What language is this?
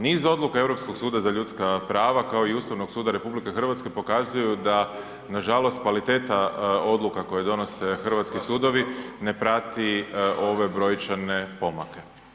Croatian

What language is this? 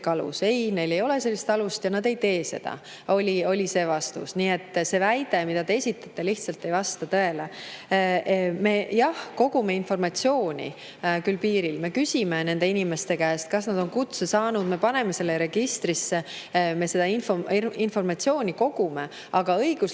Estonian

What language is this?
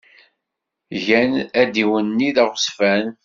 Kabyle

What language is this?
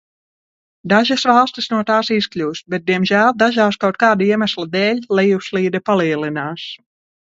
Latvian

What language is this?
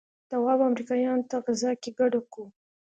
Pashto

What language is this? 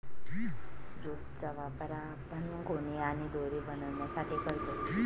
Marathi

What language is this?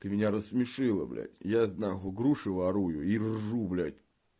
Russian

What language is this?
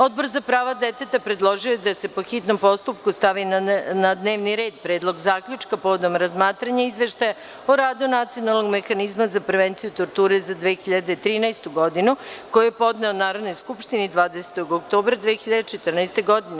Serbian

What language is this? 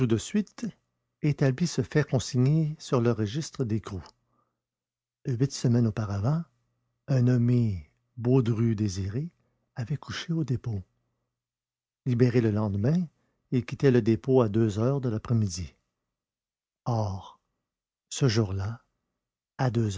French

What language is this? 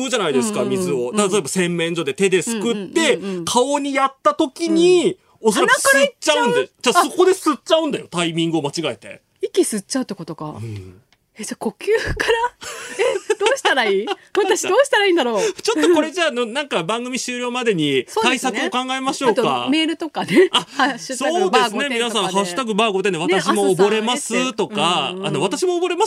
Japanese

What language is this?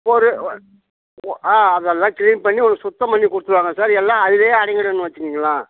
Tamil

